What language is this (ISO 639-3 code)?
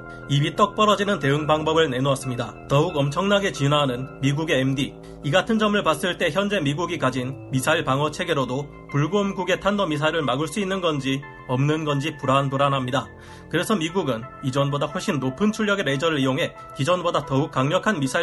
kor